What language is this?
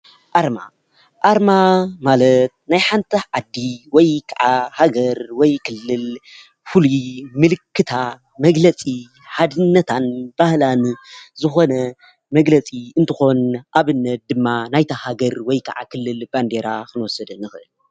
Tigrinya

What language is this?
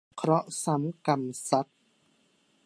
Thai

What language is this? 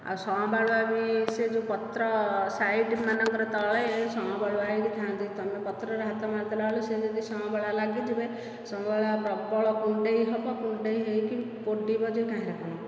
Odia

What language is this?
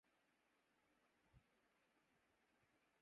Urdu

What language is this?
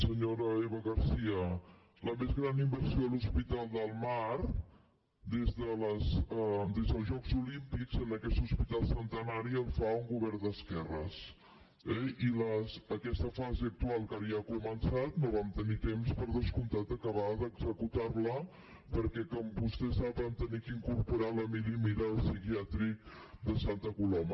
Catalan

